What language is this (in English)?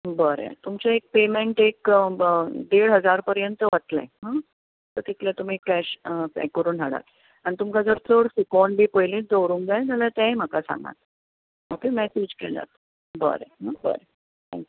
Konkani